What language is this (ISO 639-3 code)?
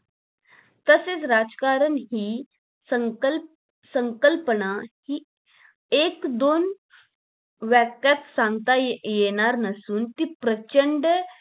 mar